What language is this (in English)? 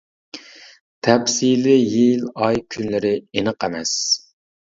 Uyghur